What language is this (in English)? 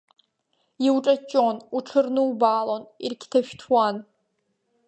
Abkhazian